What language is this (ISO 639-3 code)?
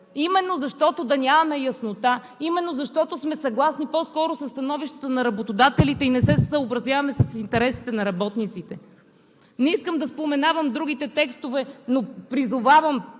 bul